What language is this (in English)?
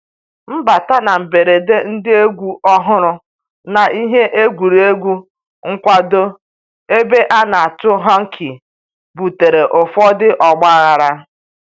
Igbo